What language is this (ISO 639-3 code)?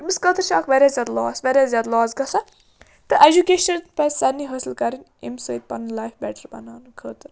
kas